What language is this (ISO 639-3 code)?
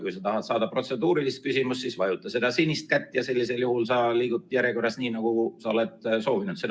est